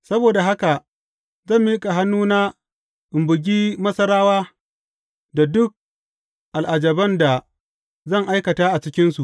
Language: Hausa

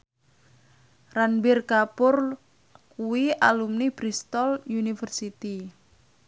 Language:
Javanese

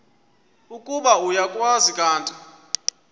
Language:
Xhosa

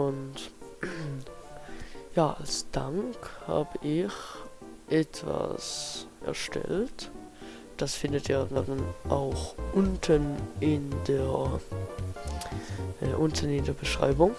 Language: German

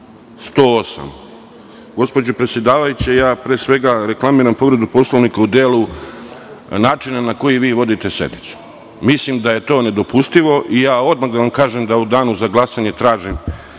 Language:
Serbian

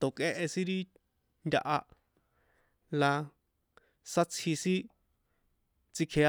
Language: San Juan Atzingo Popoloca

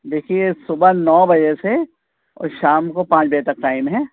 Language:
Urdu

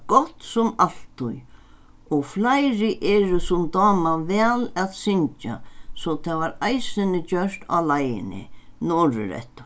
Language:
Faroese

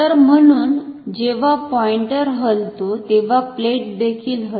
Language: Marathi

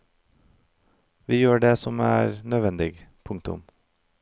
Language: Norwegian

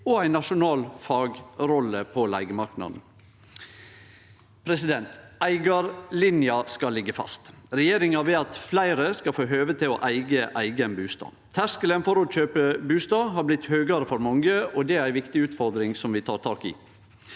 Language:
Norwegian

